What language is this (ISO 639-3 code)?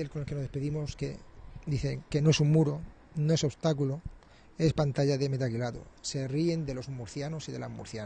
spa